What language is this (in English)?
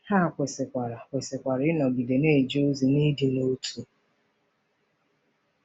Igbo